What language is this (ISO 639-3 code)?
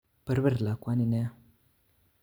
kln